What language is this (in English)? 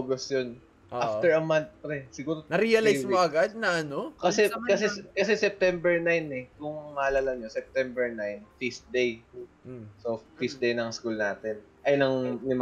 Filipino